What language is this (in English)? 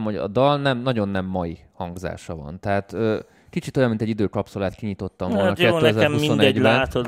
Hungarian